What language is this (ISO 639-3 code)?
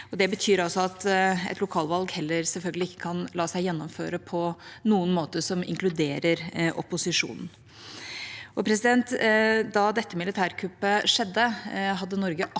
nor